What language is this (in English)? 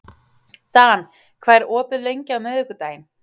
Icelandic